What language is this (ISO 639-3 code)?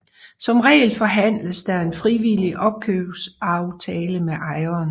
dan